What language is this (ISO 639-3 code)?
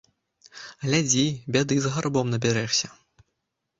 bel